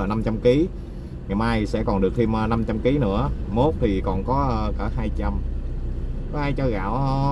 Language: Vietnamese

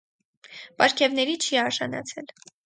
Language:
Armenian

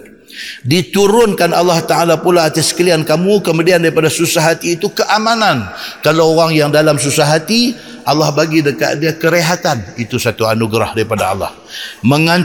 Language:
Malay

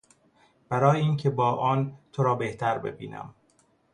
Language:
Persian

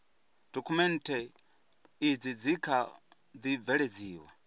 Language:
Venda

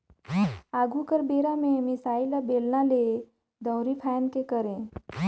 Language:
Chhattisgarhi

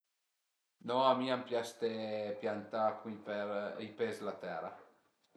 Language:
Piedmontese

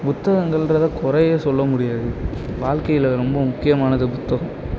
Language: Tamil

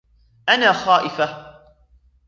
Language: Arabic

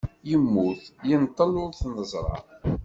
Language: Kabyle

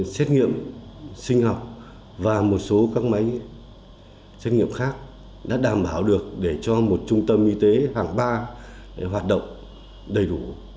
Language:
Vietnamese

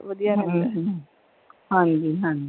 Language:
Punjabi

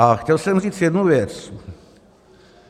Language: Czech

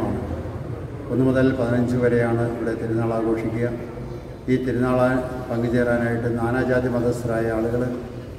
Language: Malayalam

